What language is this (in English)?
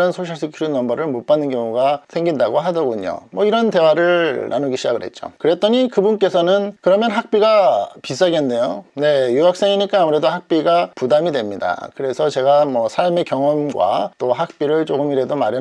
Korean